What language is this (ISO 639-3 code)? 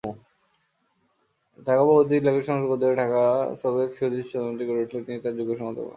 ben